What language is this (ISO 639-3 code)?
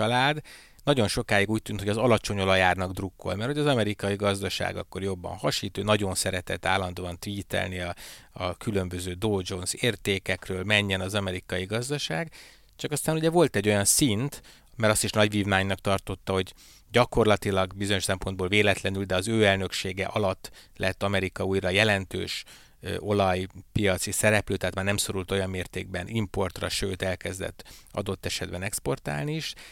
hun